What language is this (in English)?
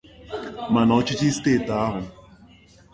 Igbo